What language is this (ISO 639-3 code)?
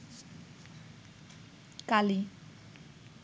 ben